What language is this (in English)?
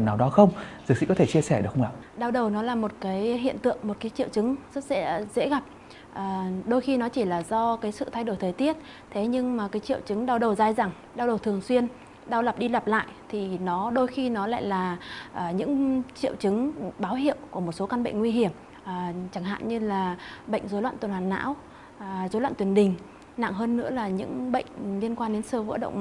Vietnamese